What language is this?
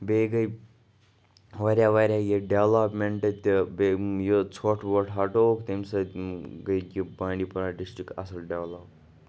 Kashmiri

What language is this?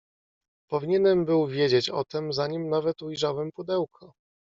Polish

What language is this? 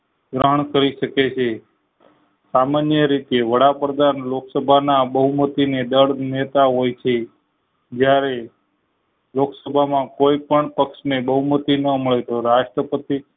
Gujarati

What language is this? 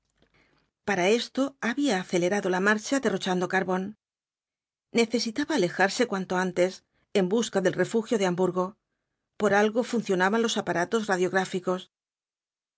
Spanish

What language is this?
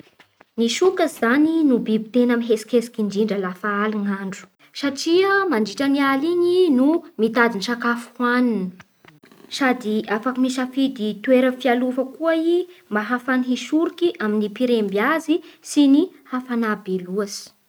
Bara Malagasy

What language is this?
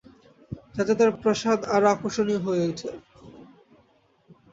Bangla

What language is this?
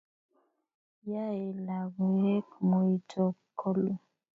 Kalenjin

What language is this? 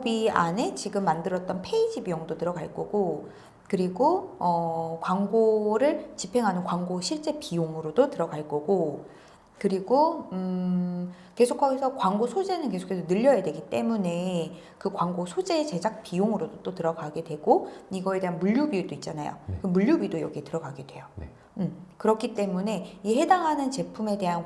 Korean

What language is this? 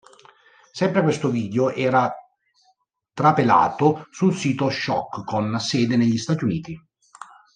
Italian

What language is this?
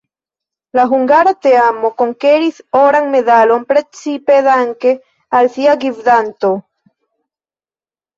Esperanto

